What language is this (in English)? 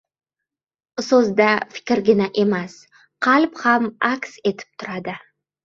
Uzbek